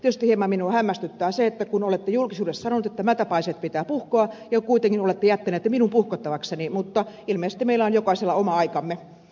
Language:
Finnish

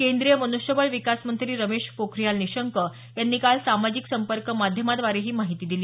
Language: Marathi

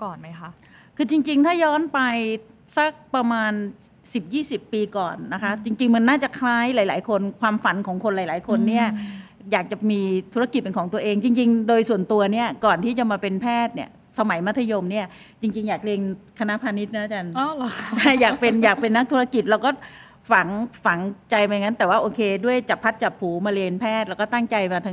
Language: Thai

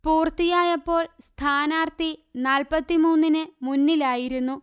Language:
Malayalam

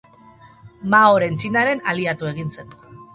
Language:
Basque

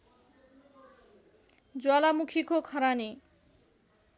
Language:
Nepali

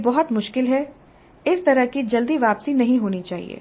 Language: Hindi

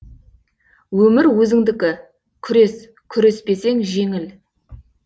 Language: Kazakh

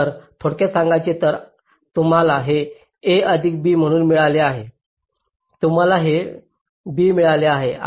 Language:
Marathi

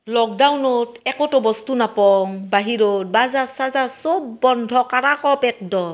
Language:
Assamese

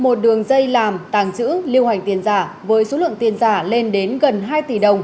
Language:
Vietnamese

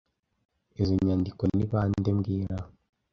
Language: Kinyarwanda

